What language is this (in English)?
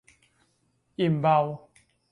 Thai